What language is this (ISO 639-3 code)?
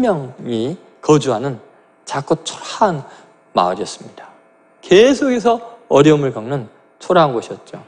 kor